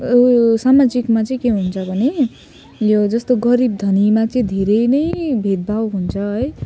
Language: Nepali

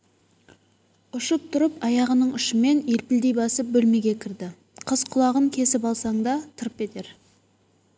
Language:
Kazakh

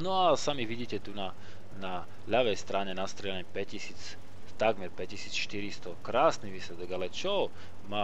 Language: Slovak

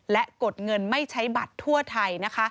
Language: Thai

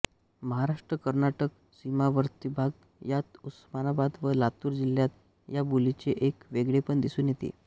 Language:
Marathi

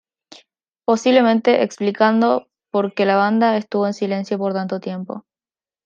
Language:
Spanish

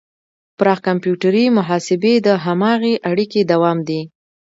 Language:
Pashto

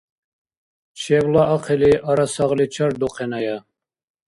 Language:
Dargwa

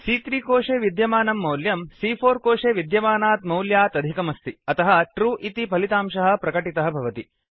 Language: Sanskrit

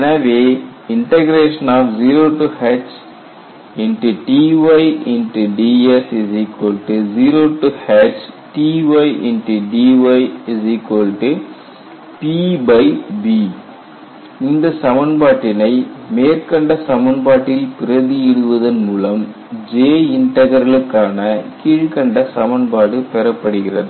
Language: Tamil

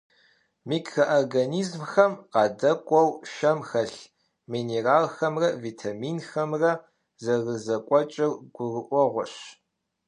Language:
Kabardian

